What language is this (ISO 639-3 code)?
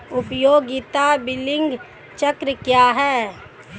hin